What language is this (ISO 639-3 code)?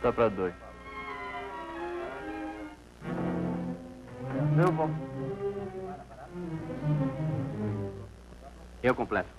por